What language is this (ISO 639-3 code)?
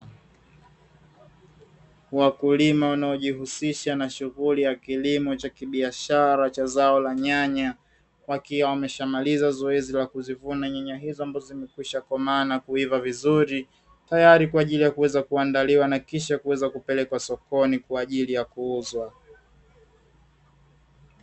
swa